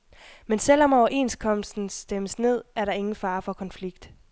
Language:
Danish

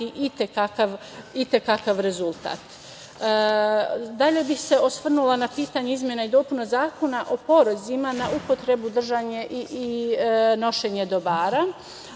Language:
Serbian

